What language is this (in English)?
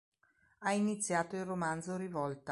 Italian